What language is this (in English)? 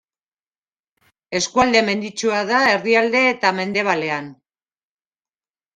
Basque